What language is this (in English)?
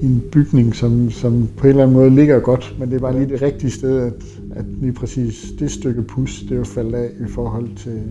Danish